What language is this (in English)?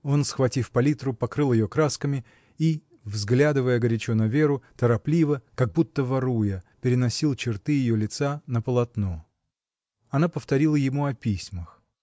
Russian